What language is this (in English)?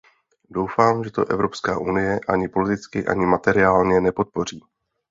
Czech